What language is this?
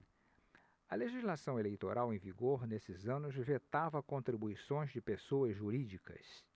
Portuguese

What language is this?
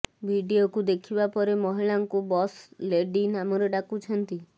Odia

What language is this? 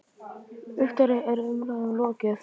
Icelandic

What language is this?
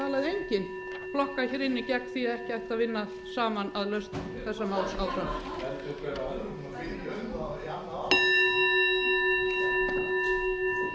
Icelandic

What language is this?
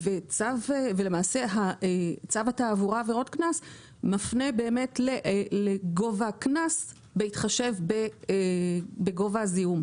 Hebrew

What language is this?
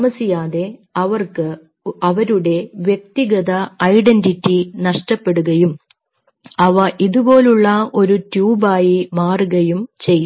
Malayalam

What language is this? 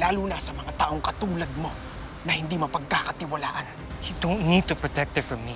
Filipino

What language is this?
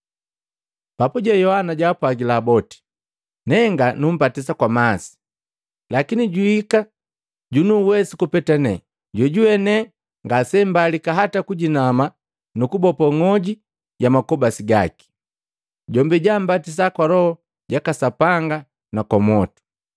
Matengo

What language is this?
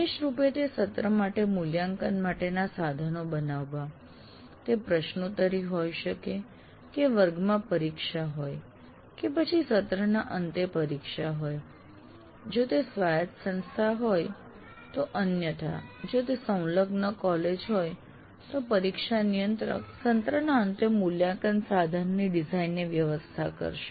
Gujarati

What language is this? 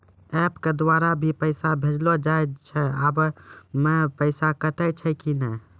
Maithili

